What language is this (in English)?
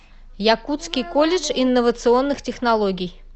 Russian